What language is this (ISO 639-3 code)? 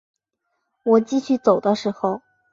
zho